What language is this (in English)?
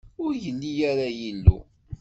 Kabyle